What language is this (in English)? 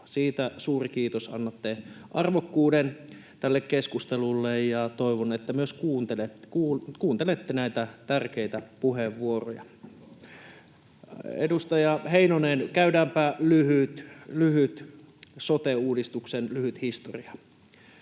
Finnish